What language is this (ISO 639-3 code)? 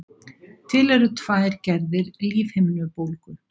isl